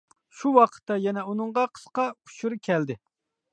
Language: Uyghur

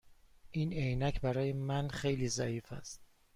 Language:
Persian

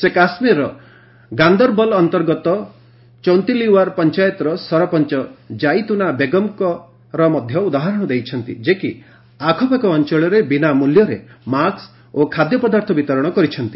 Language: Odia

